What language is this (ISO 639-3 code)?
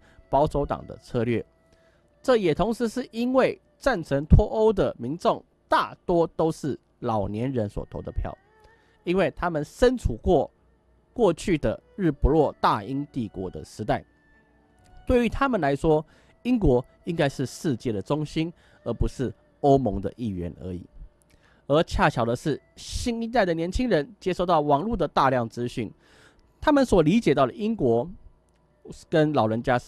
zho